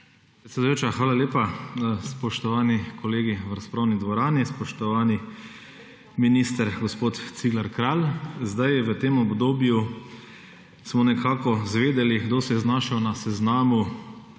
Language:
Slovenian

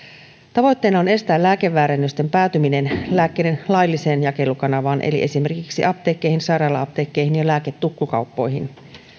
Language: Finnish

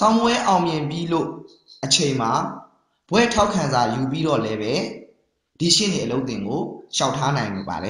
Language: Korean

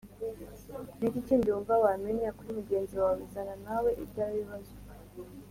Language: Kinyarwanda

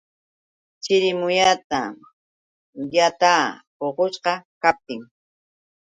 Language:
Yauyos Quechua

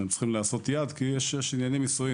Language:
Hebrew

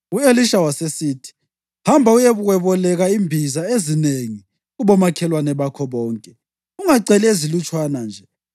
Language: North Ndebele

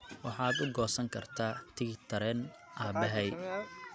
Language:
Somali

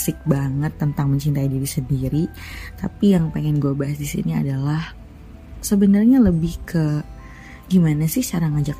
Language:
Indonesian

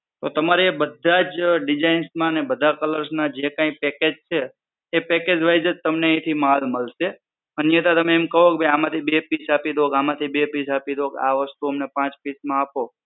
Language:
Gujarati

